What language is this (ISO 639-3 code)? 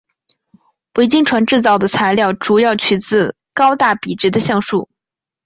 zho